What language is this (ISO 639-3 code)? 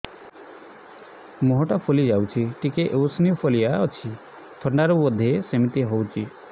ori